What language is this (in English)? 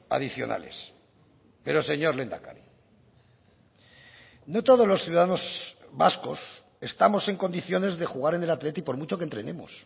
Spanish